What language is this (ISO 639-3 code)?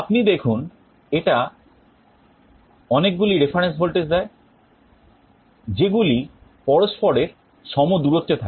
ben